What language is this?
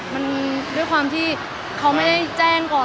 Thai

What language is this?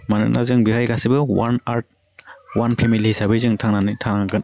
Bodo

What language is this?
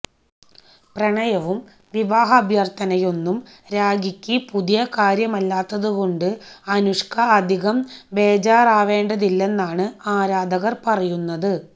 Malayalam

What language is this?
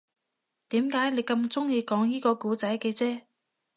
Cantonese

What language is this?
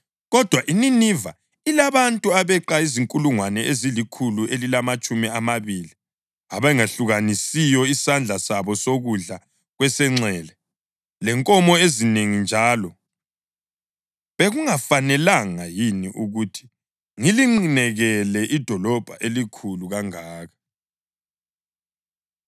North Ndebele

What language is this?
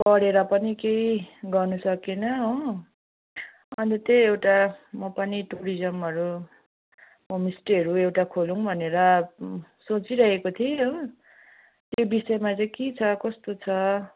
Nepali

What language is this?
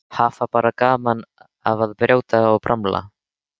Icelandic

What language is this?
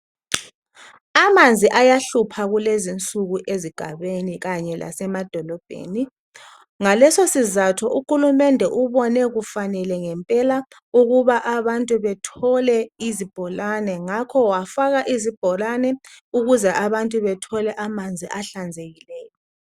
North Ndebele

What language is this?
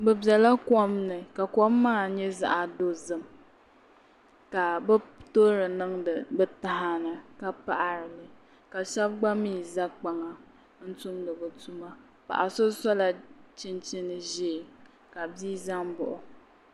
Dagbani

